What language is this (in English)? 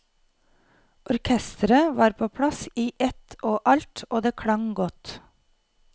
Norwegian